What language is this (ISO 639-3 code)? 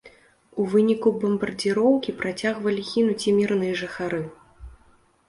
bel